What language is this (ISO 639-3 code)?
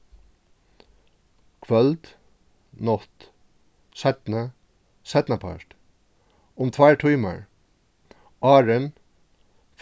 fao